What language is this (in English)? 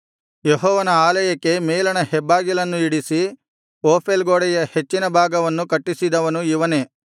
Kannada